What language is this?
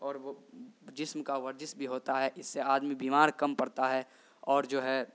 Urdu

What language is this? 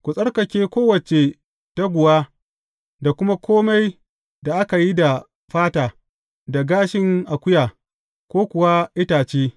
Hausa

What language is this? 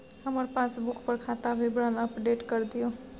Maithili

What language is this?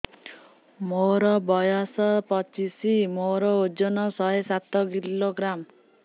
Odia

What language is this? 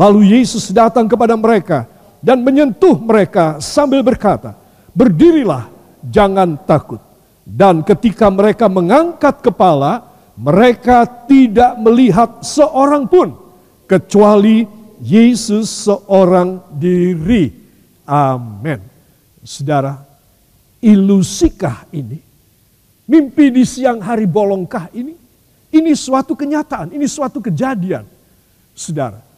Indonesian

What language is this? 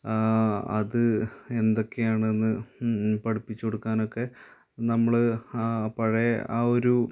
Malayalam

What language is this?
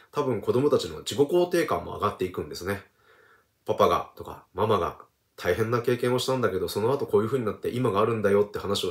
Japanese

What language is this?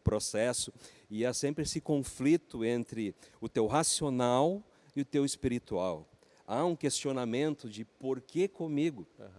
Portuguese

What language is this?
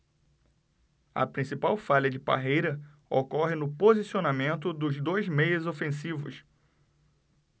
Portuguese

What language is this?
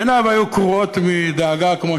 Hebrew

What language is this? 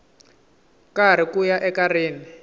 Tsonga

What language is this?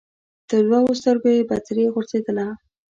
Pashto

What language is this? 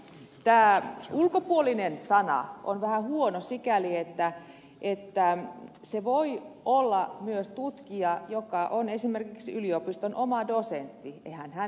Finnish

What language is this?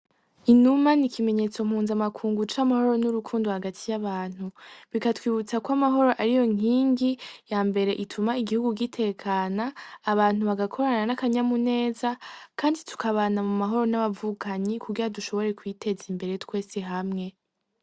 Rundi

